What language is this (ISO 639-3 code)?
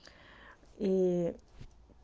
rus